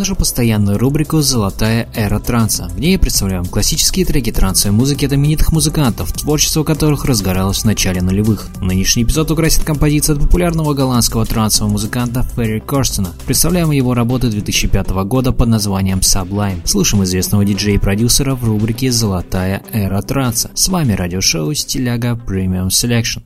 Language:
Russian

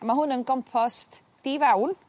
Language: Welsh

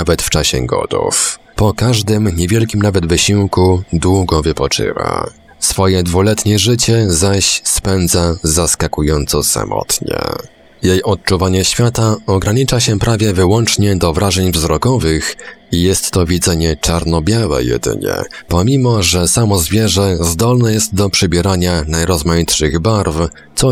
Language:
Polish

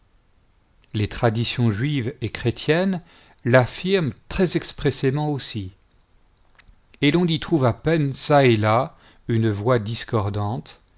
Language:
French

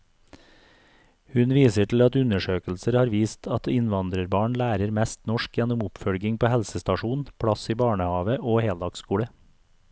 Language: Norwegian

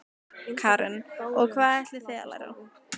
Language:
Icelandic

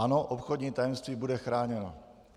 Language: Czech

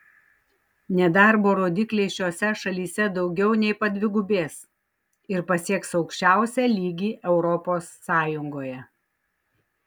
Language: Lithuanian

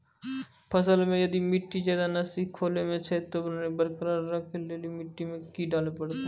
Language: Maithili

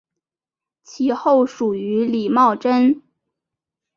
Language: Chinese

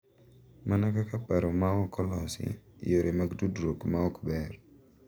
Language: Luo (Kenya and Tanzania)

